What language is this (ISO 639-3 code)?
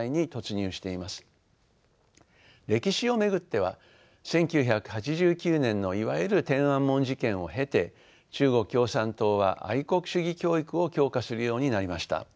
jpn